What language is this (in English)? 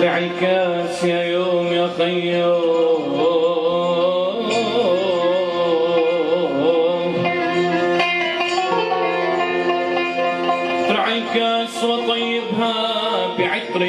Arabic